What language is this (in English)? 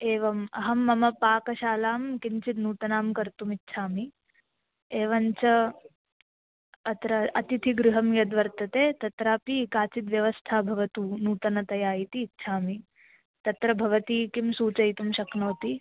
Sanskrit